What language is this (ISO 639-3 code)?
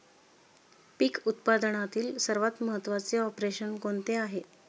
mar